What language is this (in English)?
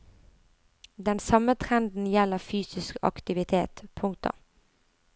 Norwegian